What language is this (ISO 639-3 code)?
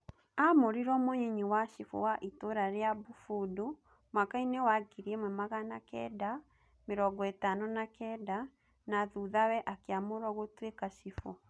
kik